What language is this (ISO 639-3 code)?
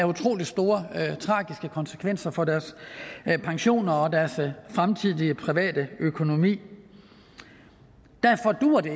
dan